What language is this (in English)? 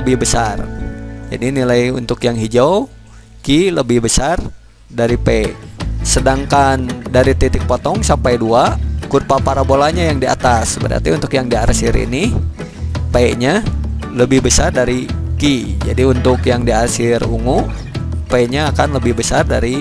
Indonesian